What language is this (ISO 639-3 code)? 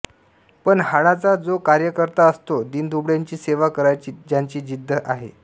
mar